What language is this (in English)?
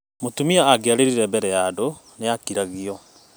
Kikuyu